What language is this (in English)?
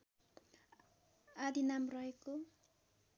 Nepali